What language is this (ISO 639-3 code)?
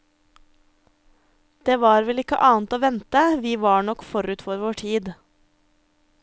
nor